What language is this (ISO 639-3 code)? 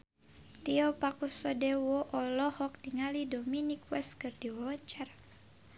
sun